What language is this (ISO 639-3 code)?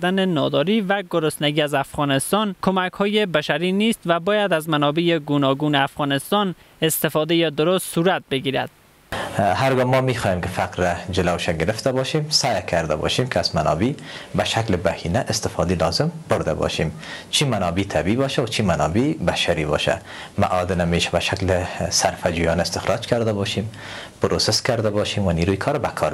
fas